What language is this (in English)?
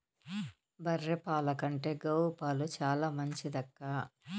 Telugu